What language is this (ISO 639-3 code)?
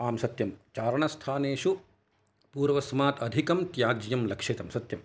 san